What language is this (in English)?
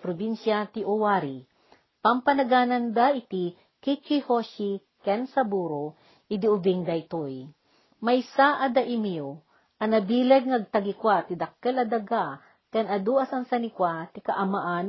Filipino